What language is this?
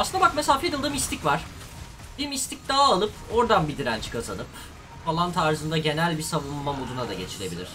Turkish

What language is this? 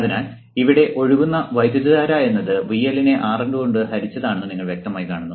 Malayalam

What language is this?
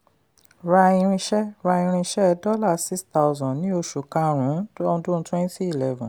Yoruba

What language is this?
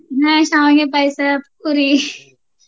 Kannada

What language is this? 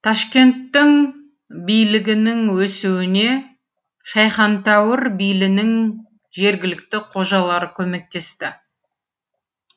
Kazakh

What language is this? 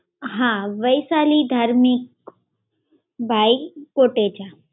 Gujarati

